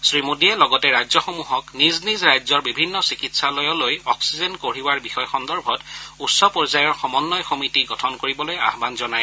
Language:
Assamese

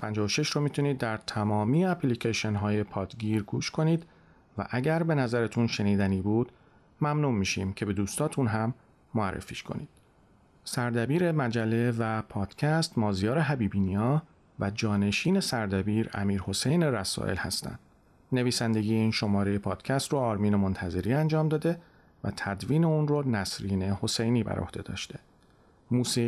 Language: Persian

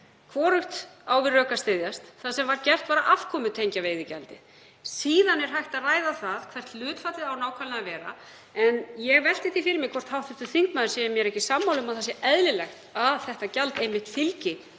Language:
Icelandic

